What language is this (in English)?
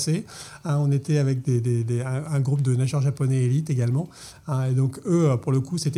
French